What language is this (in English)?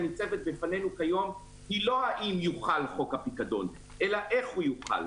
Hebrew